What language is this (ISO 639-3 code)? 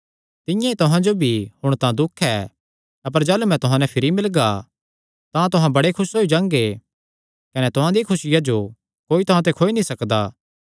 xnr